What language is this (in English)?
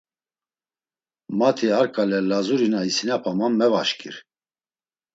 Laz